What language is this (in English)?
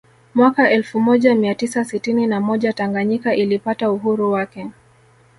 Swahili